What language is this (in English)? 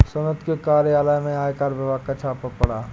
Hindi